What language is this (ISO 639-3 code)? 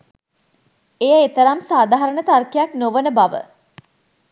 sin